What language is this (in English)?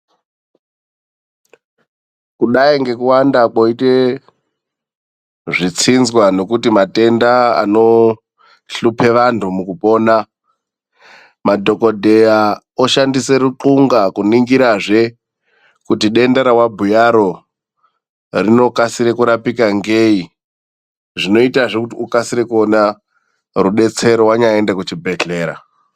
Ndau